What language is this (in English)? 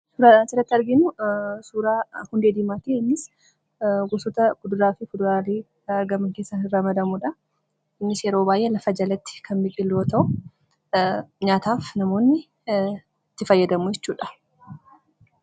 Oromo